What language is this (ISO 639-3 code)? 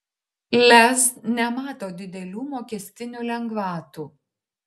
lit